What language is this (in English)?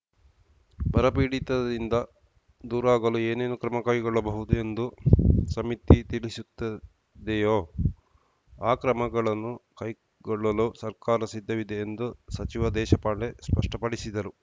Kannada